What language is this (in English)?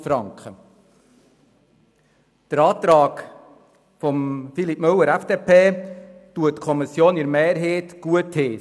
Swiss German